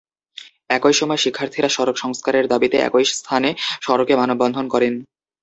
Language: Bangla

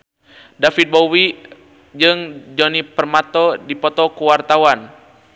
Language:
Sundanese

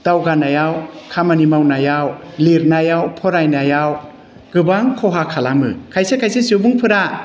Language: Bodo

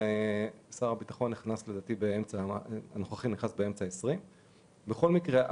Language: Hebrew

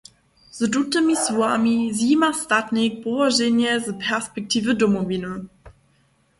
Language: Upper Sorbian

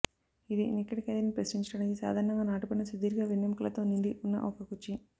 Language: Telugu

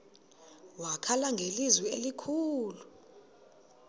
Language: Xhosa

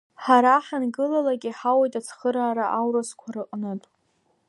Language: Abkhazian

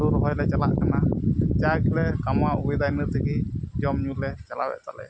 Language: Santali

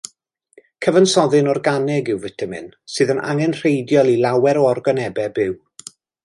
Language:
Welsh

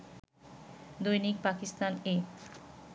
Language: Bangla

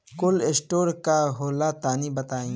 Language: Bhojpuri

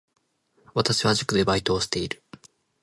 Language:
Japanese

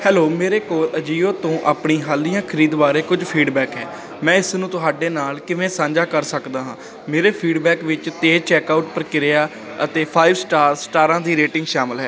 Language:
Punjabi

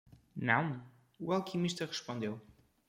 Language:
Portuguese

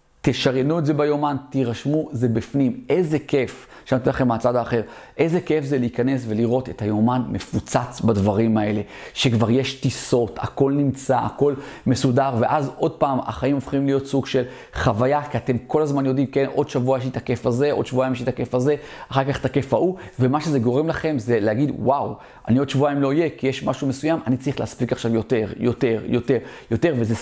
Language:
Hebrew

